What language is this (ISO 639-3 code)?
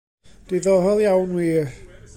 cym